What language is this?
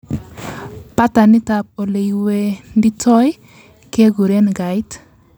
Kalenjin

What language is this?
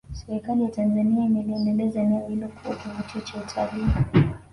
Swahili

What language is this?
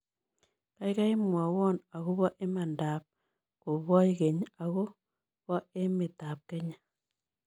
Kalenjin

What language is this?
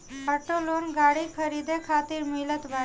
Bhojpuri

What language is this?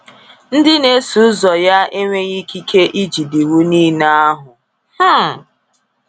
Igbo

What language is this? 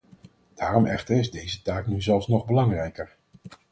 Dutch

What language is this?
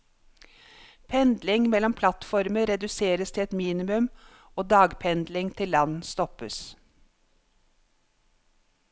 Norwegian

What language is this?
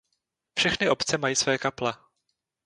Czech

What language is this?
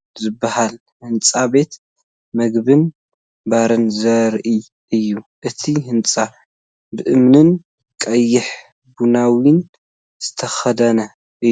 Tigrinya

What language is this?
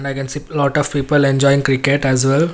English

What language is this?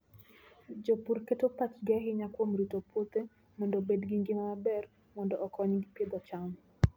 Luo (Kenya and Tanzania)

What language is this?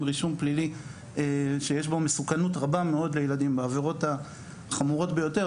Hebrew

